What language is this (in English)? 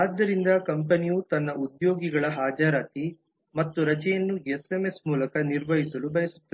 Kannada